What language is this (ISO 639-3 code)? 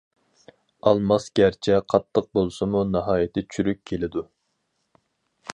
uig